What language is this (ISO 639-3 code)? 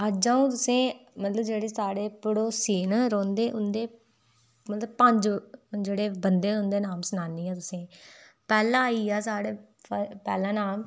doi